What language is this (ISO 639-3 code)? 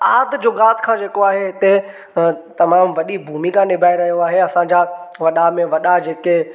snd